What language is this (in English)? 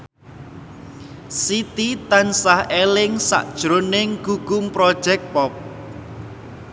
Javanese